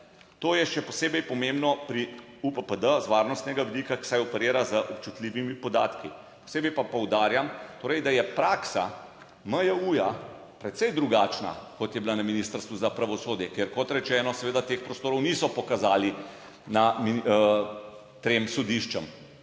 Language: Slovenian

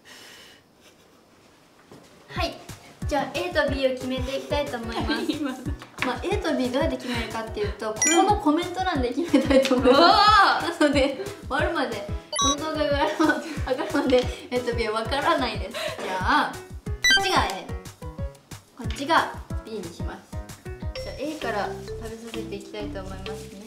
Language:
Japanese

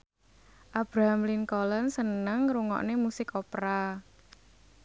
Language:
Javanese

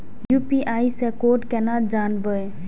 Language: Maithili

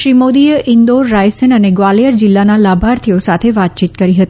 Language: Gujarati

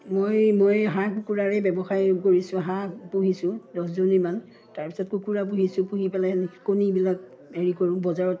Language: Assamese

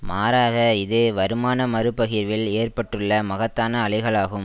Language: Tamil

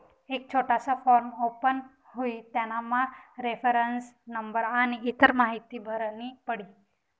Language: Marathi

